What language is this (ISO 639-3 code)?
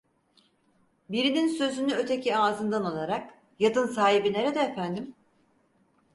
tur